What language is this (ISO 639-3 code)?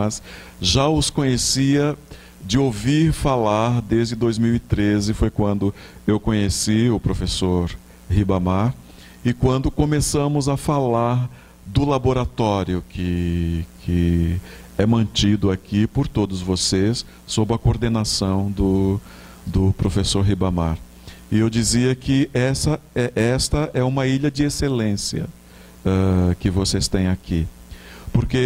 por